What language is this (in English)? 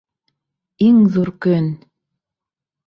Bashkir